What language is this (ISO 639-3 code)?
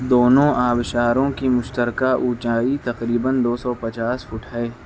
urd